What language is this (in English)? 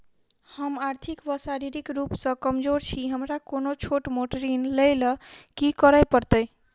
Maithili